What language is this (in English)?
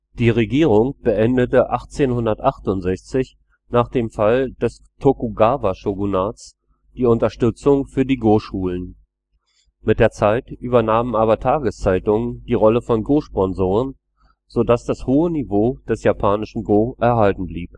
German